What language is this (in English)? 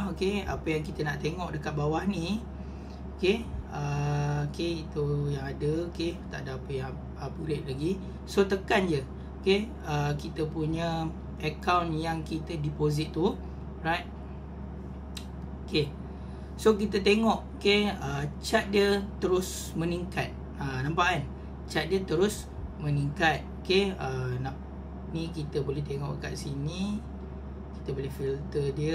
Malay